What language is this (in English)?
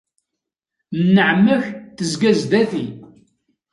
Kabyle